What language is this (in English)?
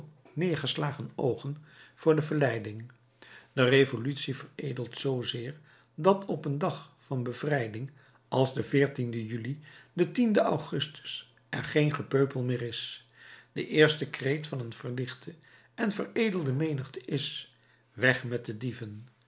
Dutch